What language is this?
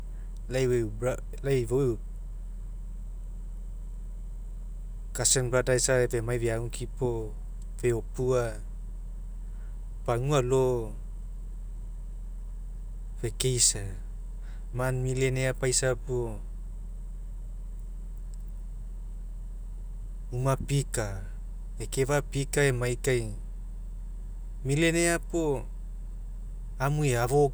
Mekeo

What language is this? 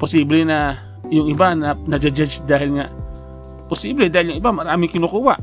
Filipino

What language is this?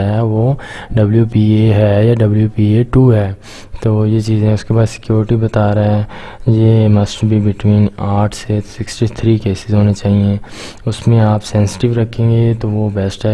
Urdu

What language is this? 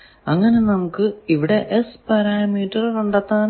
Malayalam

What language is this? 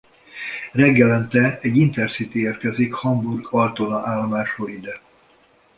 Hungarian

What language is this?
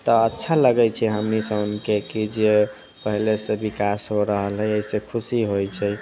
Maithili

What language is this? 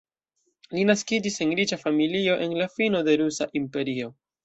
Esperanto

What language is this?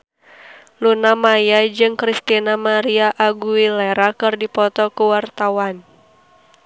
Sundanese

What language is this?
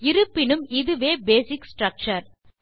Tamil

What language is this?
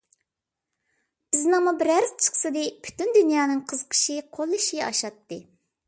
Uyghur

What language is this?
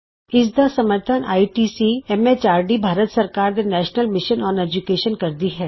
Punjabi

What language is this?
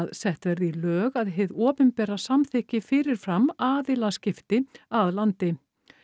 Icelandic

